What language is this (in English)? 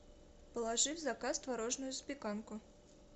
Russian